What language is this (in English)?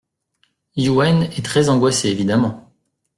French